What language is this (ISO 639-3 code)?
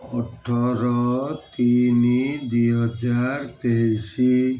ori